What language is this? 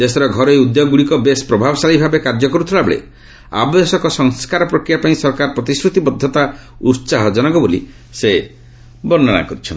Odia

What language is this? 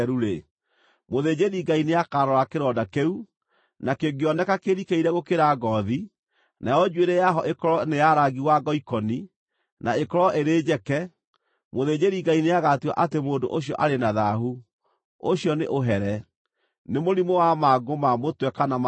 Kikuyu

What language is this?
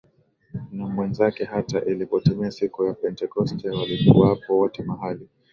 Swahili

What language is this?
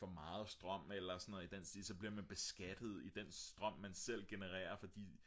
Danish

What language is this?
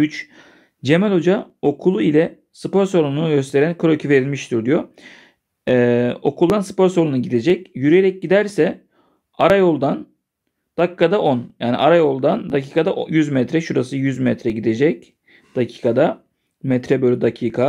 Turkish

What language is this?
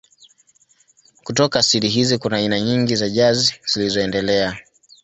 Swahili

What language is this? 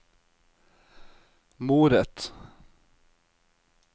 Norwegian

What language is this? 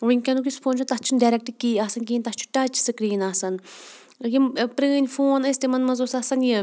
Kashmiri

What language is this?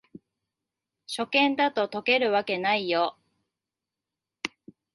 Japanese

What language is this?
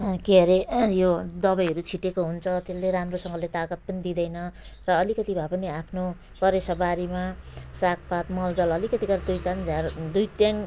Nepali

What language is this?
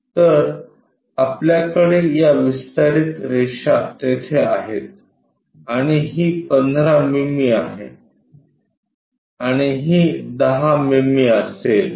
Marathi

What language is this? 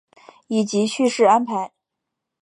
Chinese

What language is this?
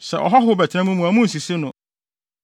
Akan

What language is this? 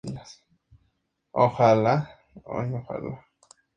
Spanish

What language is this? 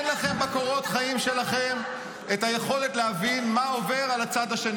Hebrew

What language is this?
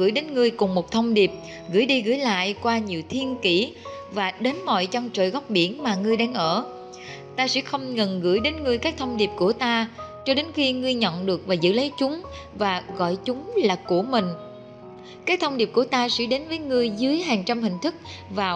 Vietnamese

